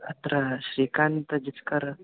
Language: Sanskrit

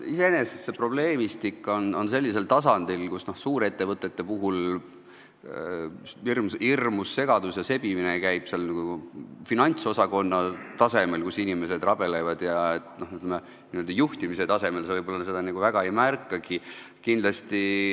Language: Estonian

